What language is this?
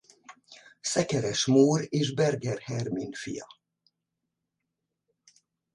Hungarian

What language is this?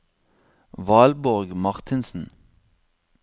Norwegian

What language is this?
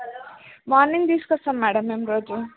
Telugu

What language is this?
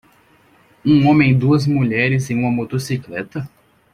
Portuguese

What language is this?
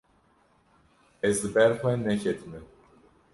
Kurdish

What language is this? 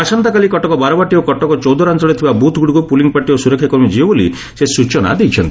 Odia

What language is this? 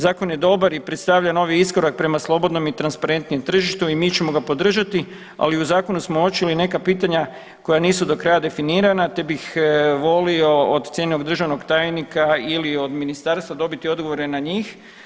Croatian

